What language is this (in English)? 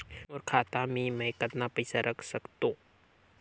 Chhattisgarhi